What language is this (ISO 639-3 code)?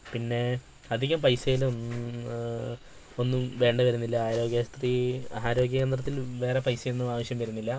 mal